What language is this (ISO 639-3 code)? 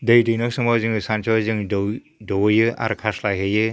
brx